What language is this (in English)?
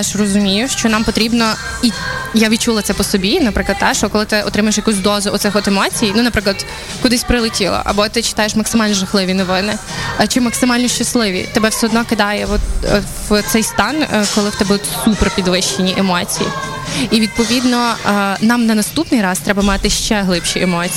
Ukrainian